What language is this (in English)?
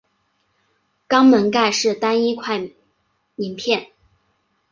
Chinese